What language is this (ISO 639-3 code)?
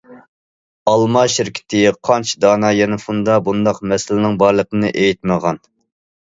uig